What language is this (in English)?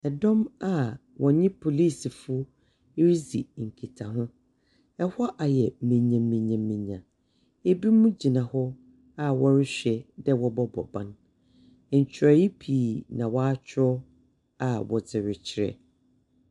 Akan